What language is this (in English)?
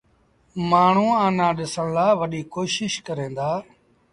Sindhi Bhil